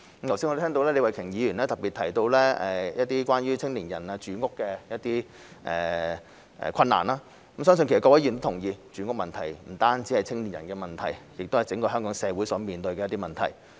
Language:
Cantonese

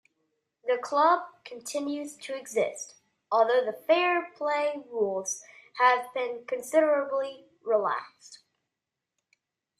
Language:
English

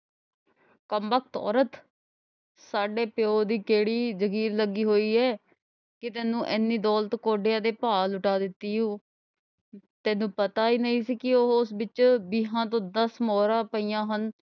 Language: Punjabi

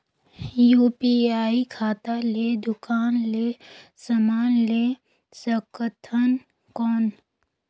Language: Chhattisgarhi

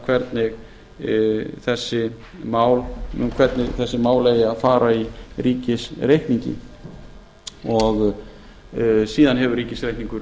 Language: Icelandic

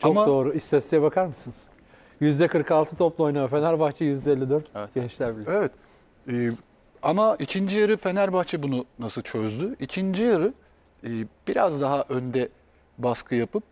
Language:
Turkish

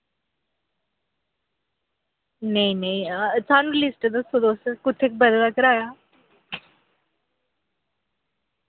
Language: Dogri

